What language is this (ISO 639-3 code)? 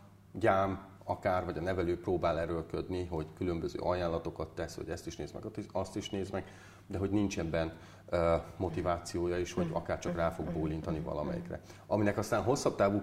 hun